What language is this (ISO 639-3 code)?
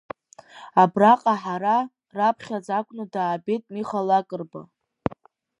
abk